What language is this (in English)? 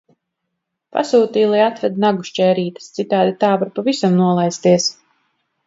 Latvian